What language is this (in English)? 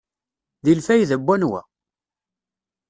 Kabyle